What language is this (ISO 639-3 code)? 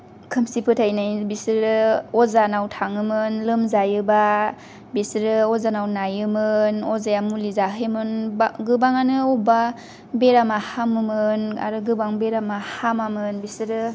brx